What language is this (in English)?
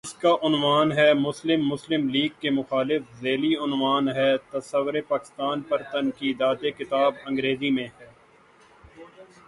Urdu